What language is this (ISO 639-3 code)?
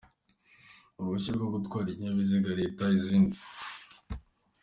kin